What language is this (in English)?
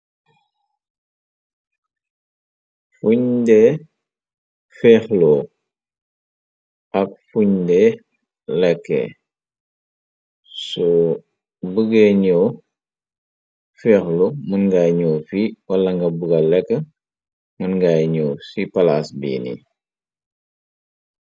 Wolof